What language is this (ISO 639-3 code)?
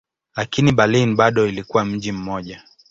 swa